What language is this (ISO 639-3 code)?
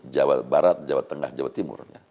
ind